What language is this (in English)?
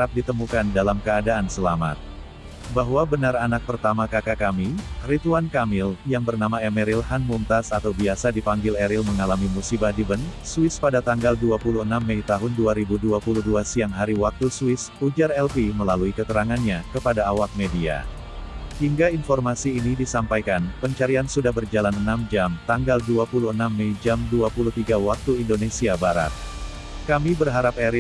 Indonesian